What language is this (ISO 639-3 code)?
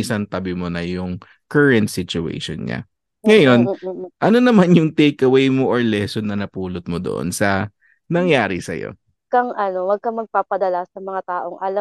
fil